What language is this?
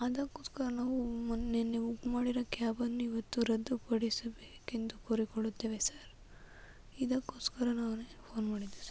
Kannada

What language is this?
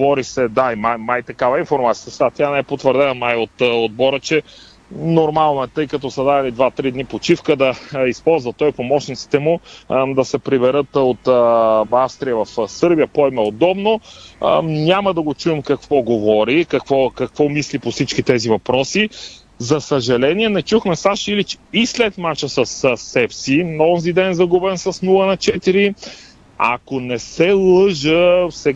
Bulgarian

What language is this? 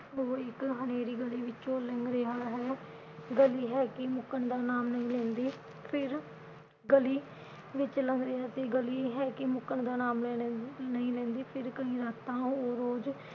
Punjabi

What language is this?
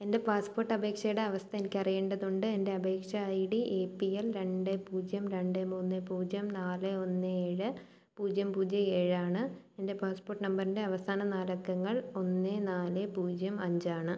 Malayalam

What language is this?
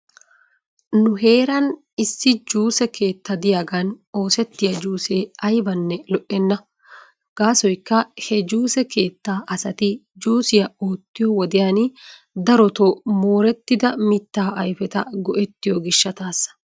Wolaytta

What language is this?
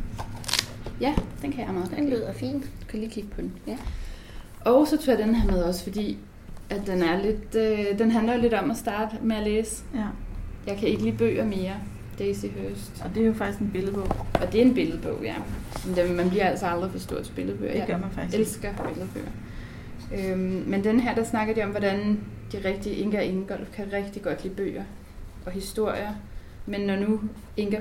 Danish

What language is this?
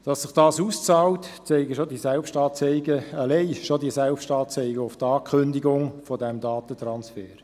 Swiss German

